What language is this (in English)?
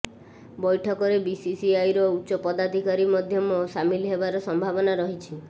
Odia